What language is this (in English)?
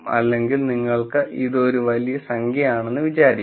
Malayalam